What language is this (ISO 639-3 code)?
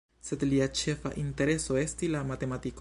epo